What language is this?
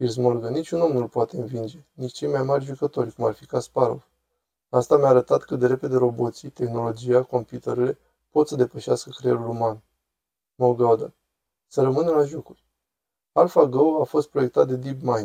Romanian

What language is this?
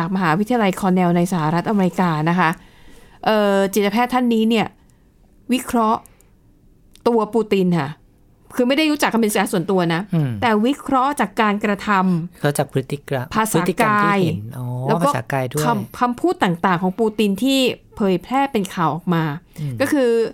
Thai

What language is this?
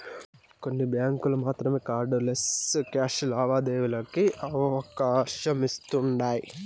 Telugu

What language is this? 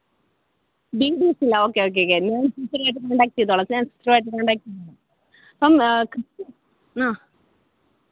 Malayalam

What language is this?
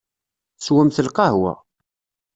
Kabyle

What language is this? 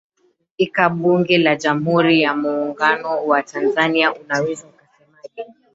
Swahili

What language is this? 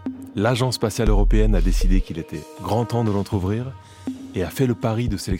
French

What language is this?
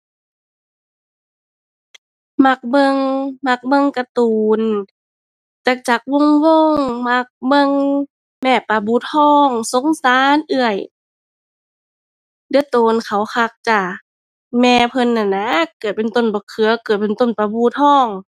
Thai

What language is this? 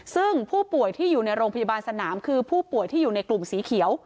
Thai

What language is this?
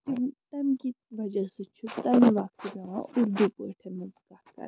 Kashmiri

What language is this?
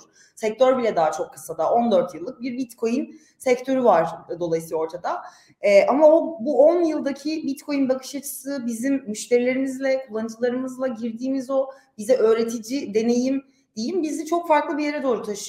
Turkish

